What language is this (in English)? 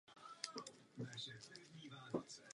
Czech